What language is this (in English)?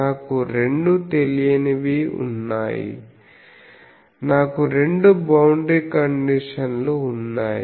Telugu